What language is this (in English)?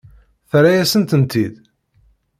Kabyle